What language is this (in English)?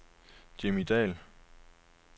Danish